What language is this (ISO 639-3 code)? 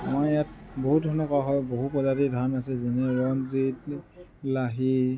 asm